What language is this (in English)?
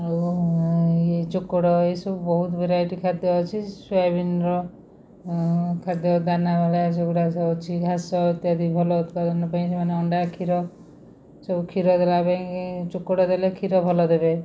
Odia